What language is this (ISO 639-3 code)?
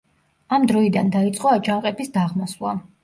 kat